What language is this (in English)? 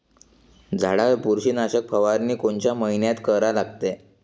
Marathi